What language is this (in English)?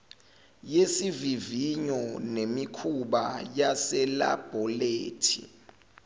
Zulu